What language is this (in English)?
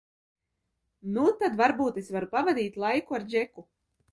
Latvian